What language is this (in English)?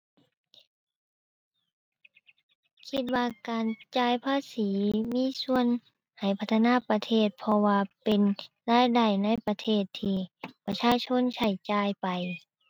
Thai